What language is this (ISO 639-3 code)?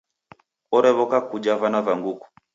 dav